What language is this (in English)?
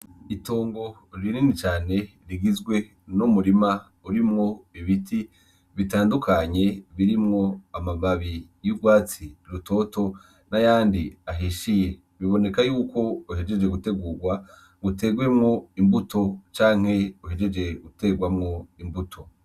Rundi